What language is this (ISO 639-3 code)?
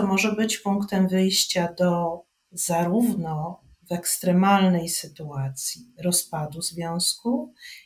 pol